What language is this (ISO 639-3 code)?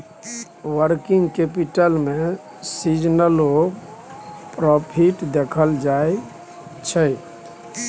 mai